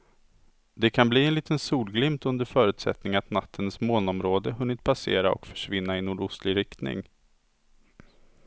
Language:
Swedish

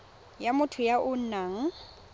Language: Tswana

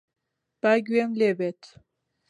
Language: Central Kurdish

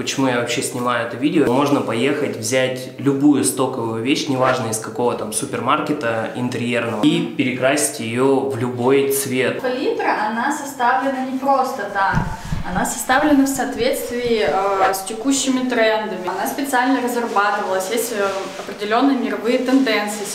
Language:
Russian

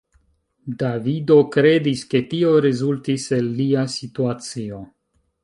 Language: Esperanto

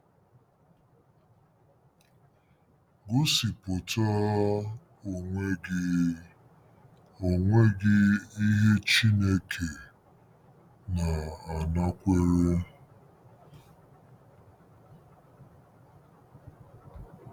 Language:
Igbo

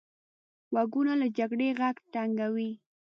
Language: Pashto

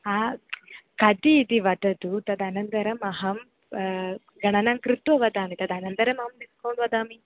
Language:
Sanskrit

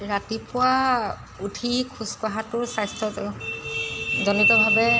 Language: Assamese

